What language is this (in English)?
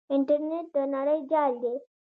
Pashto